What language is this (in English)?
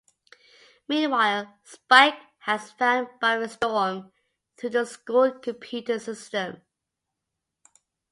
English